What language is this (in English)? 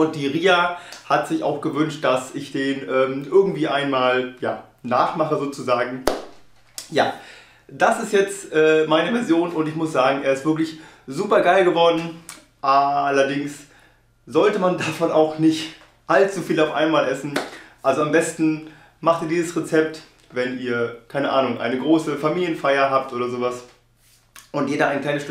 German